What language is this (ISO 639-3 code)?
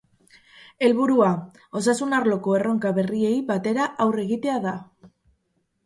eus